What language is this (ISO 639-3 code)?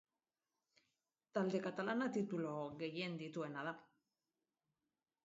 eus